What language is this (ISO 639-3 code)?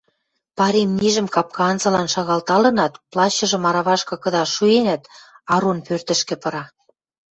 mrj